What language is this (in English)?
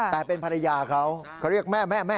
Thai